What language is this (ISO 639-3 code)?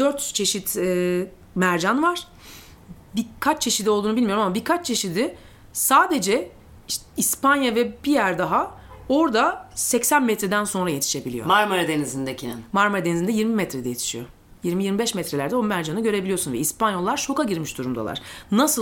tur